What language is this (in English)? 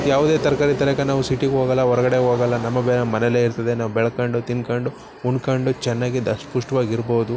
Kannada